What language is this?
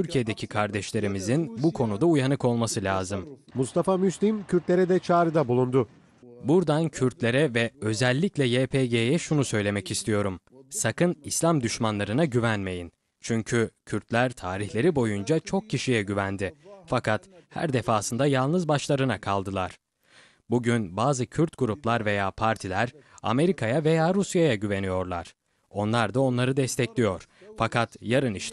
Turkish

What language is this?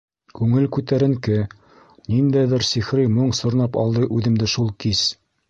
Bashkir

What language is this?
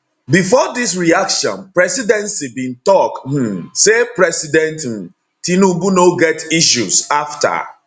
Nigerian Pidgin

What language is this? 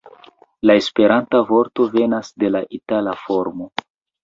Esperanto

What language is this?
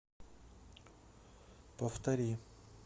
Russian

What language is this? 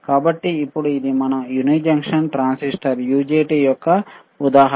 Telugu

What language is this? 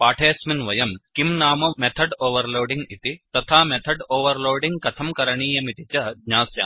Sanskrit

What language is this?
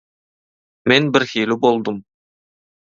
Turkmen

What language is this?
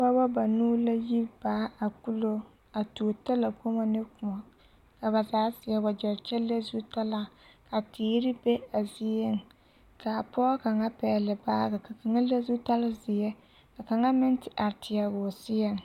Southern Dagaare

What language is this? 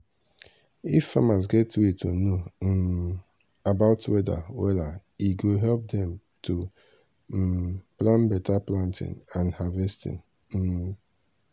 Nigerian Pidgin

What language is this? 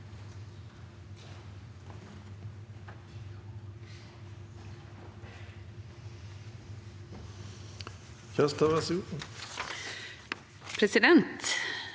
Norwegian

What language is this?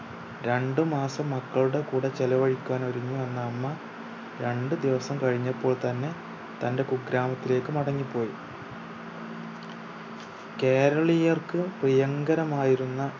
Malayalam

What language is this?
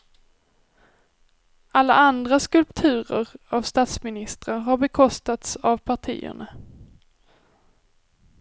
Swedish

